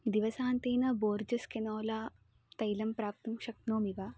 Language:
Sanskrit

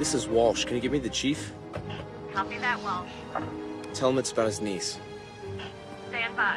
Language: English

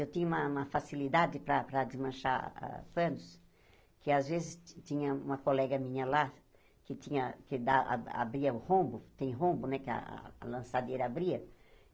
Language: Portuguese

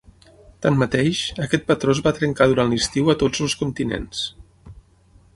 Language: Catalan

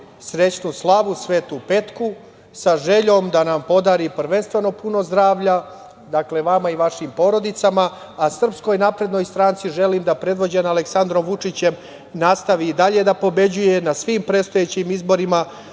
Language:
Serbian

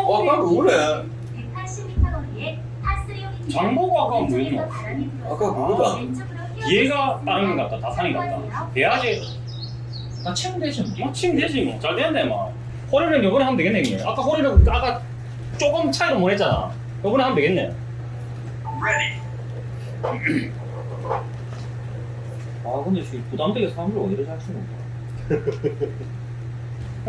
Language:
Korean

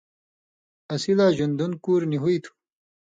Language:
Indus Kohistani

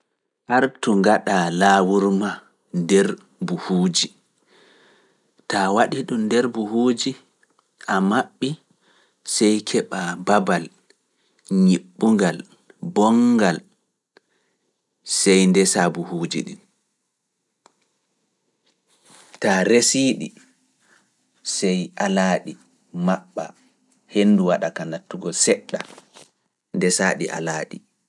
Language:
Fula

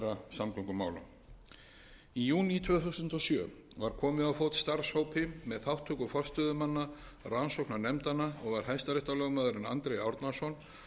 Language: Icelandic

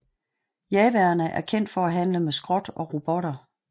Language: Danish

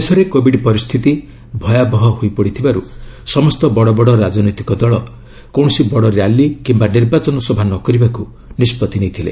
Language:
Odia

